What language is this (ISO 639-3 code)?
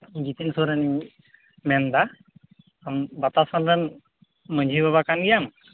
sat